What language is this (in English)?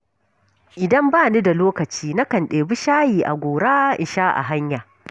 Hausa